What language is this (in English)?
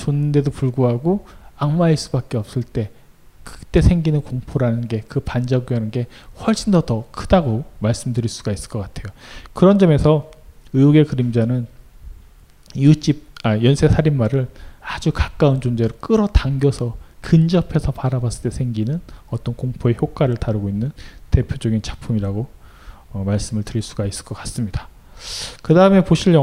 Korean